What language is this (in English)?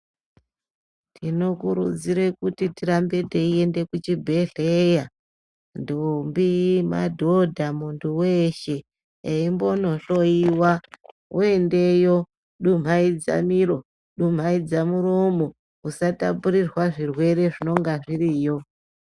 Ndau